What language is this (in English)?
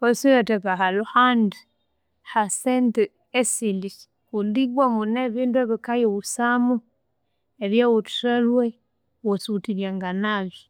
Konzo